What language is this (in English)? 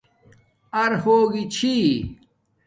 Domaaki